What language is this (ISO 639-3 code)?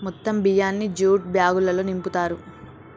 tel